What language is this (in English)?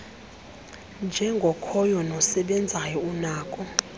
Xhosa